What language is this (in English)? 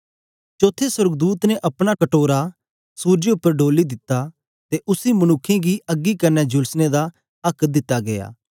Dogri